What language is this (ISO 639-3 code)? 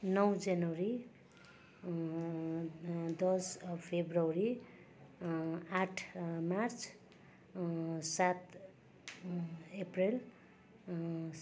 nep